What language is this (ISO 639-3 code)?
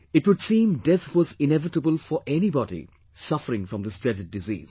eng